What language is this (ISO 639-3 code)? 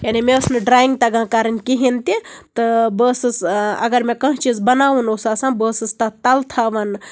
kas